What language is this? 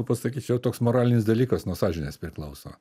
Lithuanian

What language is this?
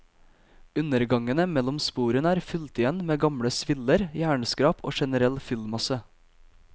Norwegian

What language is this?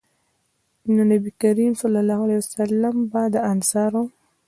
Pashto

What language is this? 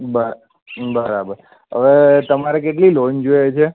Gujarati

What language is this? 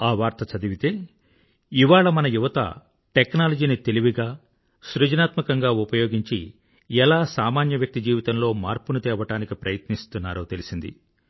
Telugu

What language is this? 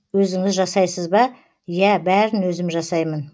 Kazakh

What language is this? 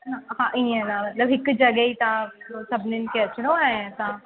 Sindhi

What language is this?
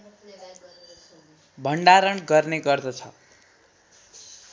Nepali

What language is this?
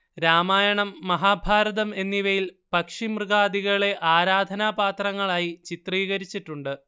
Malayalam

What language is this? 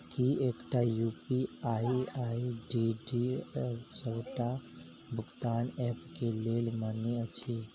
Maithili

